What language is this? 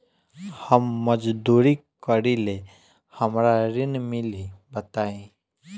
Bhojpuri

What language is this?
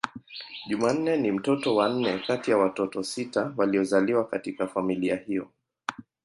Swahili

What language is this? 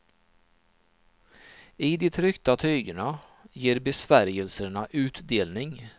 Swedish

